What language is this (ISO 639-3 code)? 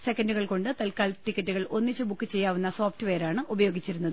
mal